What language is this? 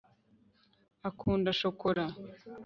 Kinyarwanda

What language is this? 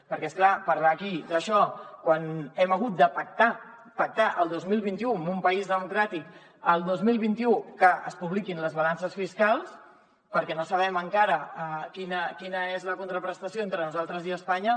Catalan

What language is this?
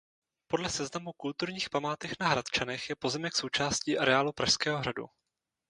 Czech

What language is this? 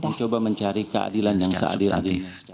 Indonesian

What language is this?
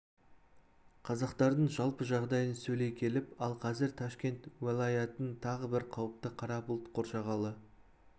Kazakh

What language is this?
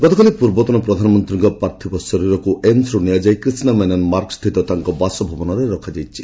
Odia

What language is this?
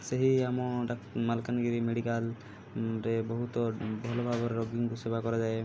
Odia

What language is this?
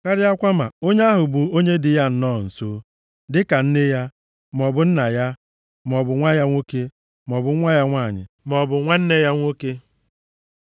Igbo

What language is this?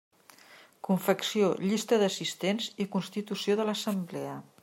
Catalan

